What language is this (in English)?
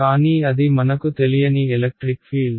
Telugu